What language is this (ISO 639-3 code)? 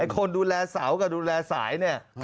tha